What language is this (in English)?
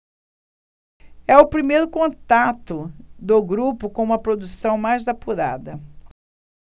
Portuguese